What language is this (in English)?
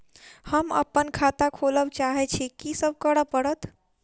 Maithili